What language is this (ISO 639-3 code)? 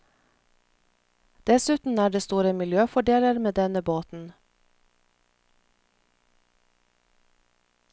nor